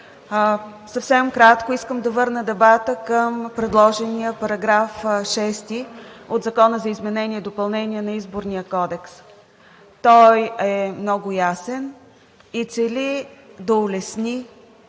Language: Bulgarian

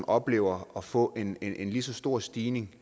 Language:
Danish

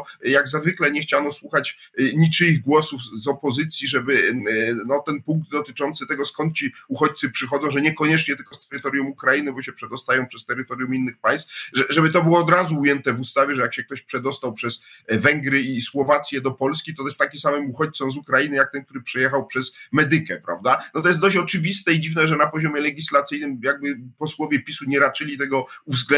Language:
Polish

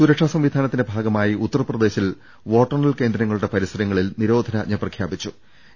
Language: Malayalam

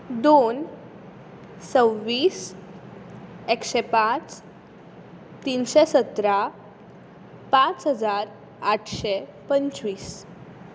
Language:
Konkani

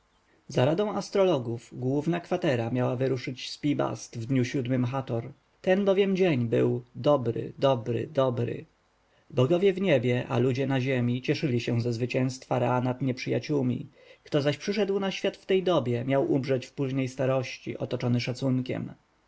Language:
Polish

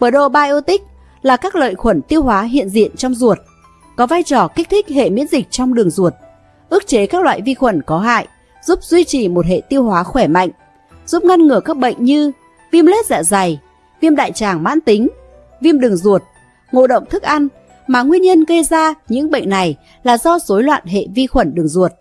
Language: Vietnamese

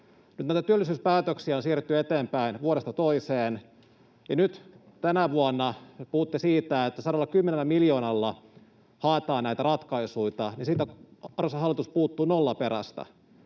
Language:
Finnish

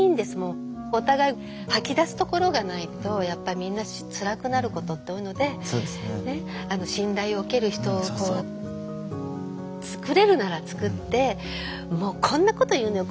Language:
Japanese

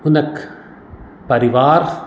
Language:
Maithili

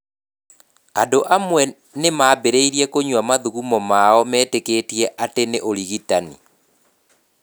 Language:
Kikuyu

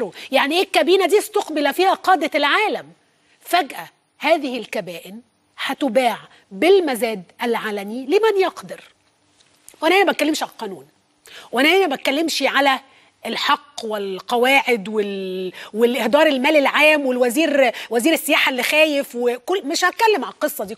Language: Arabic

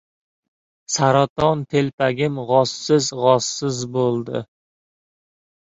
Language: Uzbek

